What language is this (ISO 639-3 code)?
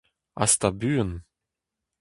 bre